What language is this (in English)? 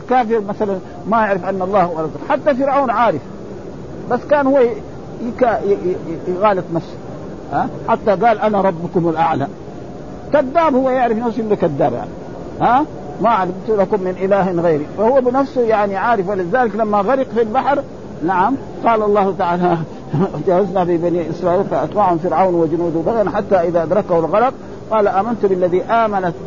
Arabic